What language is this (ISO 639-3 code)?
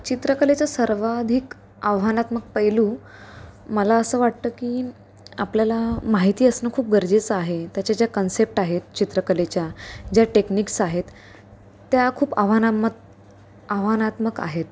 mar